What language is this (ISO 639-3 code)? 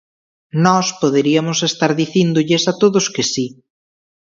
glg